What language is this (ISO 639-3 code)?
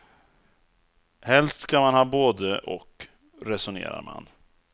swe